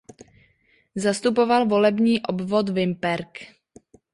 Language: Czech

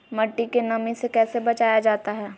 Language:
Magahi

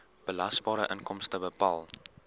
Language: Afrikaans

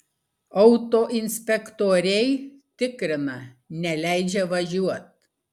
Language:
Lithuanian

